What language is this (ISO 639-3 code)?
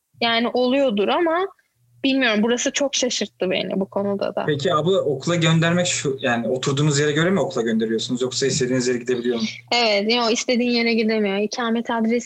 tur